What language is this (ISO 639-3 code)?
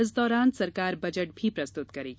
hin